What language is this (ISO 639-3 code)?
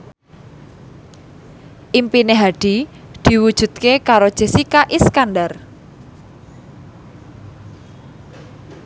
jav